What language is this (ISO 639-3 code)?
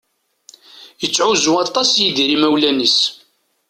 kab